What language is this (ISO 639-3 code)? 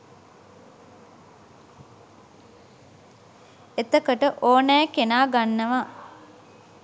sin